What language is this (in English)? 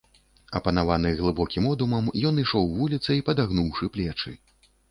Belarusian